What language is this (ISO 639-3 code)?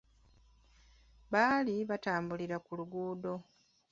lug